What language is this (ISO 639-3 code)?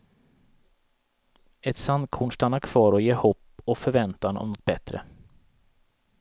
swe